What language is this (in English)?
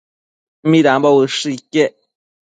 Matsés